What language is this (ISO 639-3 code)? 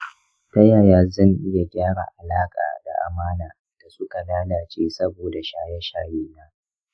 hau